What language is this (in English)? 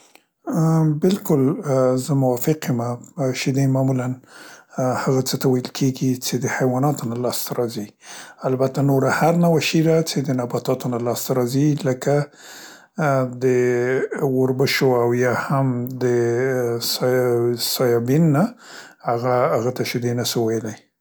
Central Pashto